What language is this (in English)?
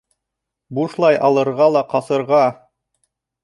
Bashkir